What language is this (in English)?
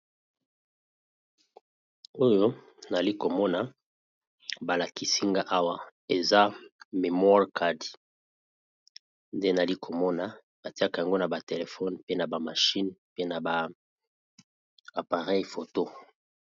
Lingala